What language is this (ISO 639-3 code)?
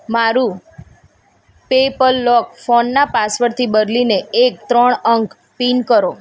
guj